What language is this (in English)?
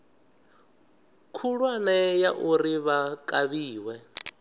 Venda